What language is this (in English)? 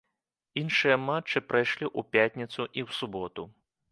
Belarusian